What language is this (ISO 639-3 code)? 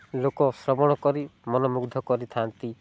ori